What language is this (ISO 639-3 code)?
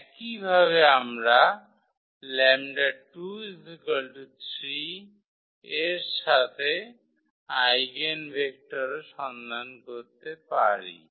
ben